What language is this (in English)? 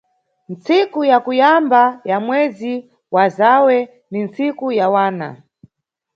Nyungwe